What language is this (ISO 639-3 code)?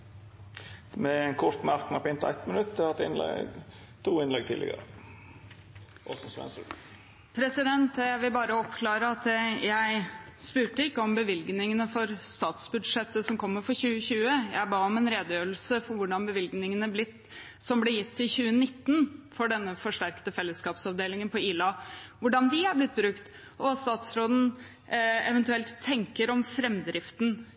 nor